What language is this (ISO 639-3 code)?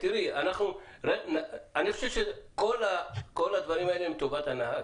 heb